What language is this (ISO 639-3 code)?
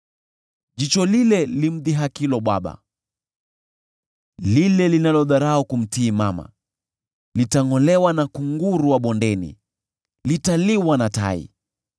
swa